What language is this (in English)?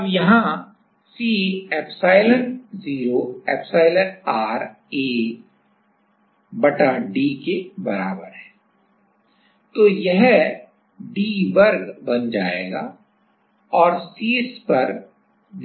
Hindi